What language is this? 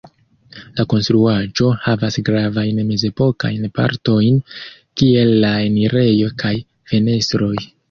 Esperanto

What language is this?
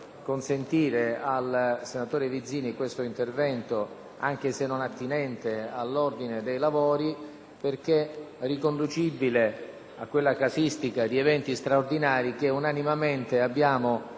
Italian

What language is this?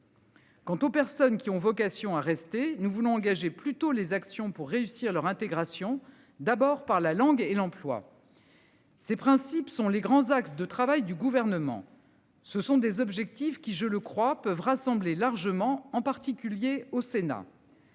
French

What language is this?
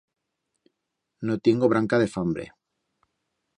Aragonese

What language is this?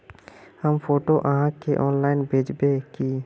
Magahi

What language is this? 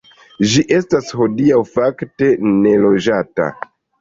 Esperanto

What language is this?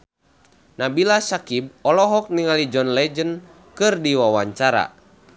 Sundanese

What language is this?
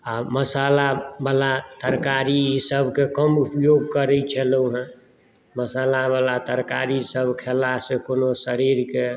Maithili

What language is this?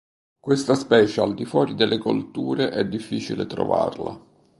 Italian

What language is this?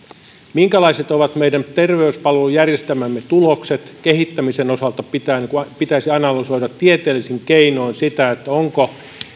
Finnish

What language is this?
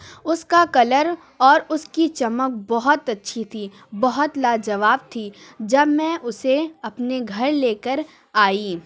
Urdu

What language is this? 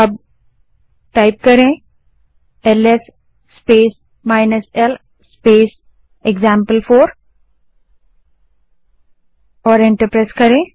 Hindi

